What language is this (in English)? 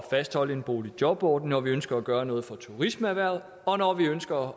Danish